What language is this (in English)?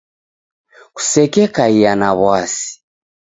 Taita